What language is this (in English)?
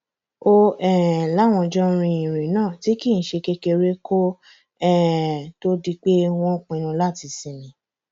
Yoruba